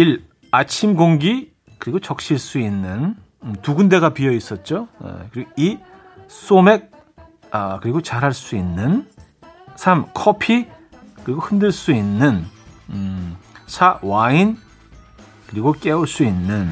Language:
Korean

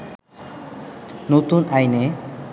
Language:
Bangla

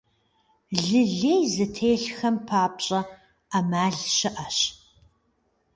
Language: Kabardian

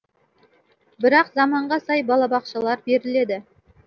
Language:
Kazakh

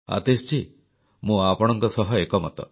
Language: Odia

